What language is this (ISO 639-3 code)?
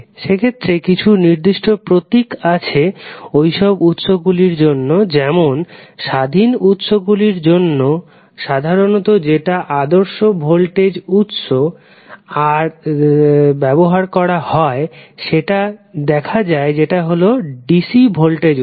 ben